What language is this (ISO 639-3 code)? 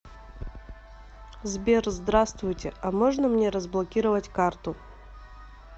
rus